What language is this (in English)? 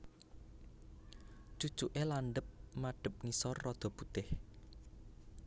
Javanese